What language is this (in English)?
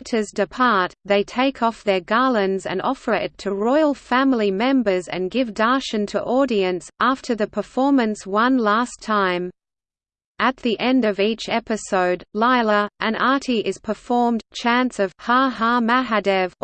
English